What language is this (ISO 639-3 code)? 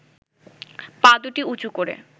ben